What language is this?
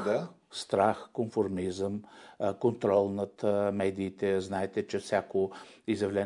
Bulgarian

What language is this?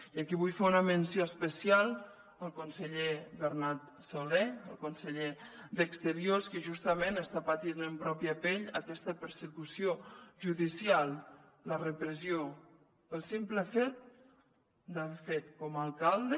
Catalan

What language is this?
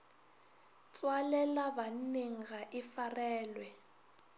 Northern Sotho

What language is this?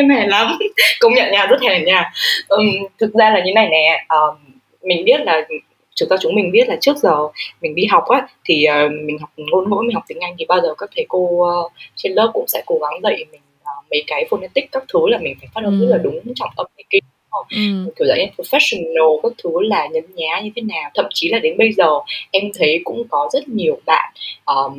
Vietnamese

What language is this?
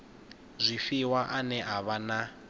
Venda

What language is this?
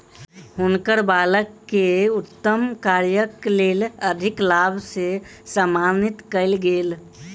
Maithili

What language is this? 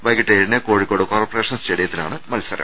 Malayalam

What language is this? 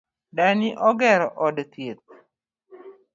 Luo (Kenya and Tanzania)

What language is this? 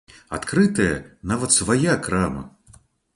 Belarusian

